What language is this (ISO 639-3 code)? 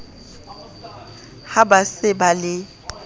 sot